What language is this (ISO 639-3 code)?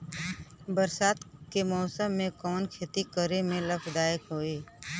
bho